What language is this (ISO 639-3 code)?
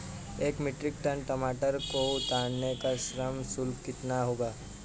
hin